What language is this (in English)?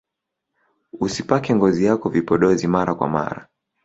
Swahili